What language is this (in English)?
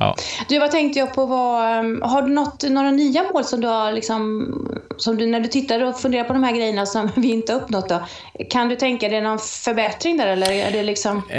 Swedish